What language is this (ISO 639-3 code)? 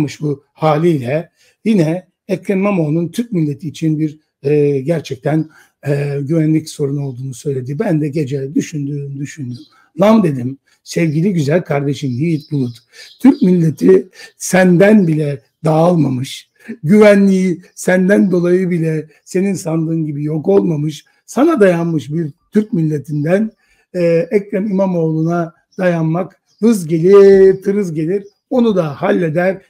tur